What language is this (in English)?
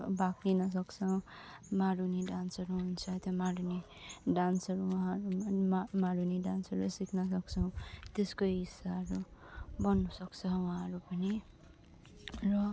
Nepali